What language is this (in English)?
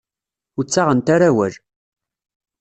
Kabyle